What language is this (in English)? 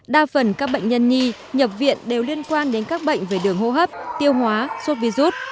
Vietnamese